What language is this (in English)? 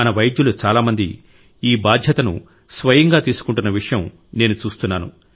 Telugu